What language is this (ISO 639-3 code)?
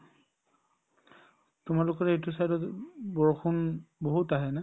asm